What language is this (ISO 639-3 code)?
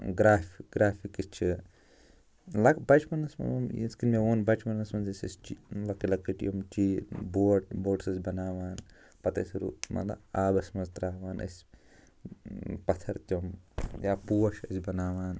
kas